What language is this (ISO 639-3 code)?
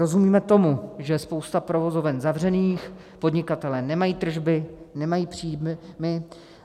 ces